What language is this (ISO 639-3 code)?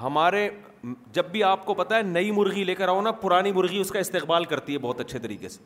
urd